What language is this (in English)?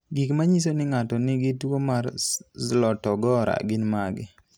Luo (Kenya and Tanzania)